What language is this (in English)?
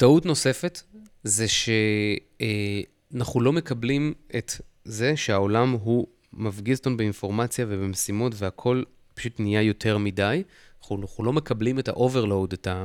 Hebrew